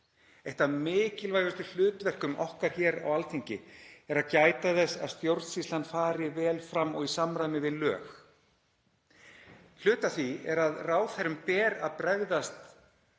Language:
Icelandic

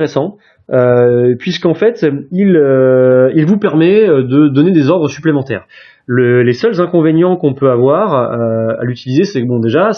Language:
French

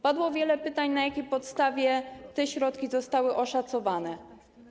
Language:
Polish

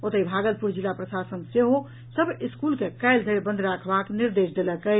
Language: Maithili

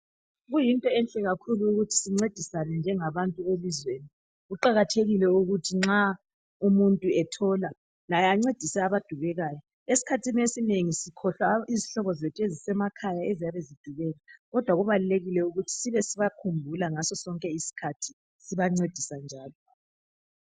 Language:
North Ndebele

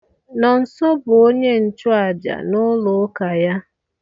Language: Igbo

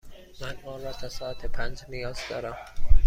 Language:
Persian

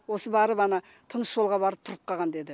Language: Kazakh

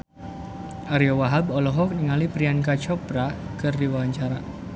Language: Sundanese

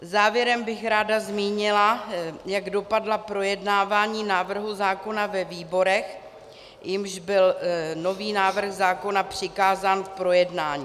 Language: Czech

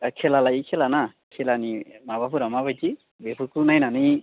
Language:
Bodo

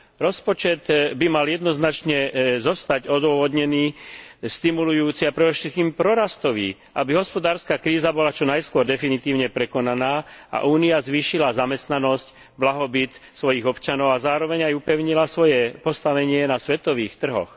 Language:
Slovak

